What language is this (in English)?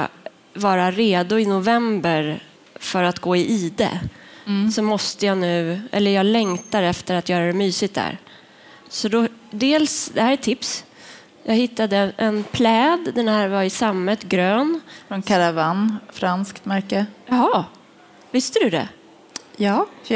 Swedish